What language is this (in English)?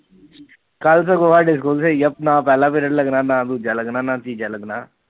Punjabi